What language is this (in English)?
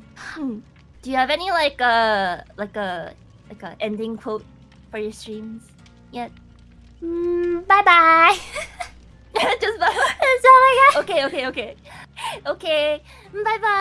English